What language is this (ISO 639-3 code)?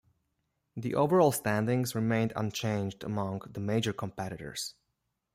eng